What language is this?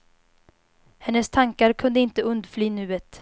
Swedish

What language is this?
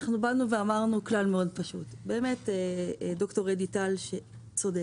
Hebrew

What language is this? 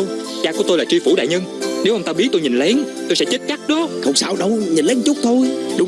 Vietnamese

